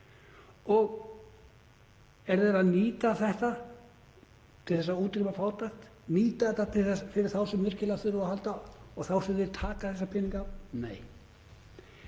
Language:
Icelandic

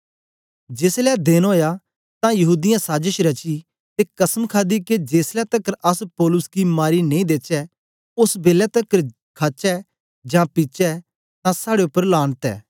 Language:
Dogri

